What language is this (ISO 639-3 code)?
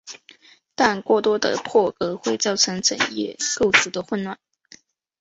zho